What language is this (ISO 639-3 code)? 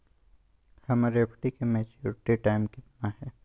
mag